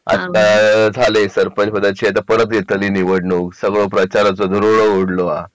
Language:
Marathi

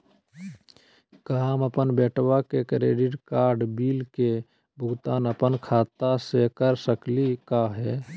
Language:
Magahi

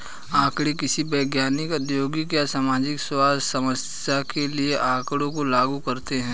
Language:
Hindi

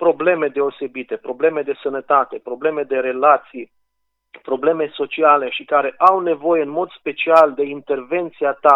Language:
Romanian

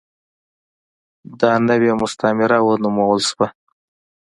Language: Pashto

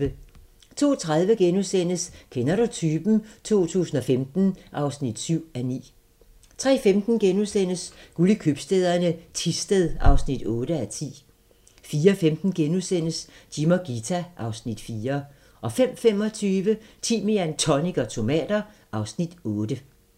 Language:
Danish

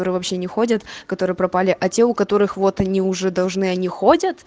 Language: Russian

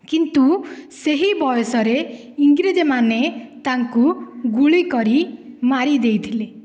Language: Odia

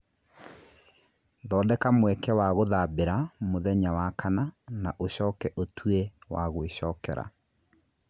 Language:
Kikuyu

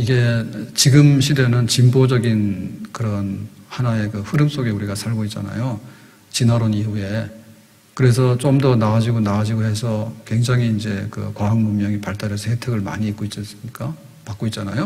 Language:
Korean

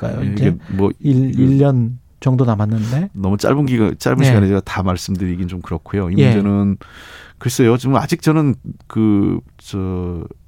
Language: Korean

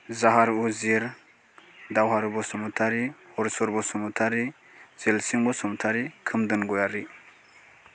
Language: Bodo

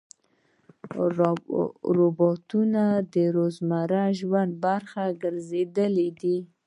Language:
Pashto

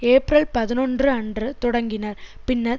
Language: Tamil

